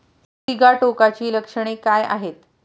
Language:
Marathi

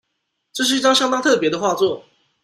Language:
Chinese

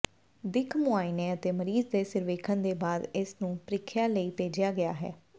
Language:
Punjabi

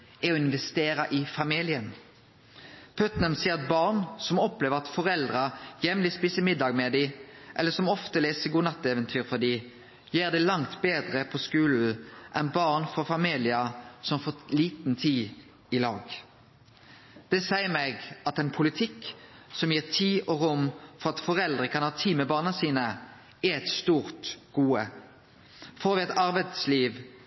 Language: Norwegian Nynorsk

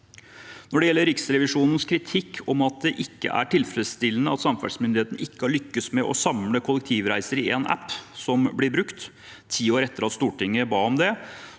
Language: Norwegian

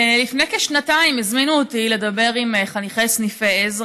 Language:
Hebrew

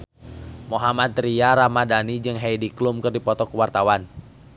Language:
Sundanese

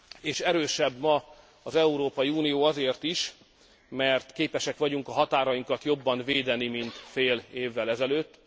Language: Hungarian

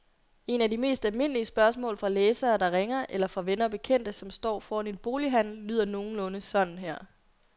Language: Danish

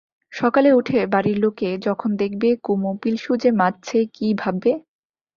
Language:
Bangla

